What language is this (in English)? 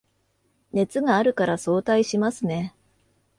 Japanese